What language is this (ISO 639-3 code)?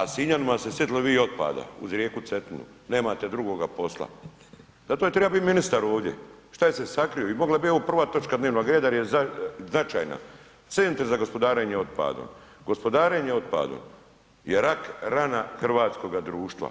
hrv